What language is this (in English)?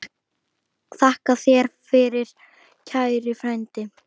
Icelandic